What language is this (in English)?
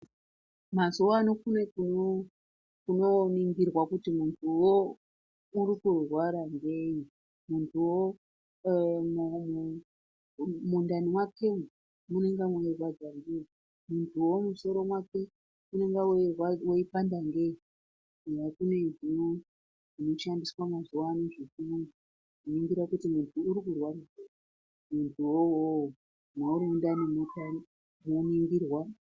Ndau